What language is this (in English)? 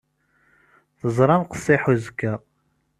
Kabyle